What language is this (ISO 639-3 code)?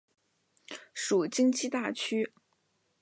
zho